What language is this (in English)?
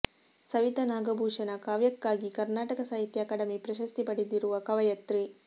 Kannada